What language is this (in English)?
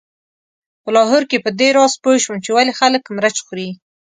Pashto